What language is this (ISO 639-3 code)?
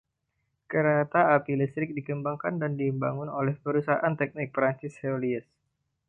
ind